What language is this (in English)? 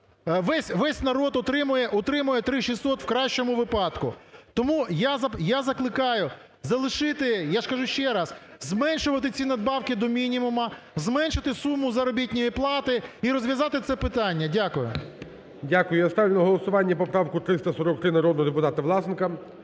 Ukrainian